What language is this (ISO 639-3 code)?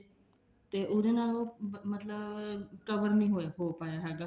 pan